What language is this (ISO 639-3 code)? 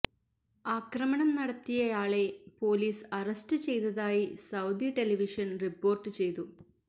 mal